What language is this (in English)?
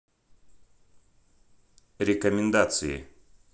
Russian